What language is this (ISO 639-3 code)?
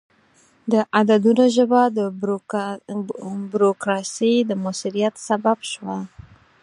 pus